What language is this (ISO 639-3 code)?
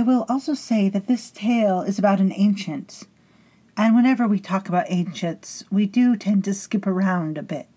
eng